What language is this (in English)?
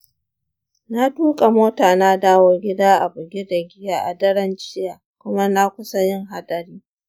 Hausa